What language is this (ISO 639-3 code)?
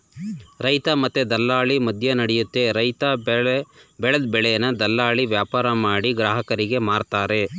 kan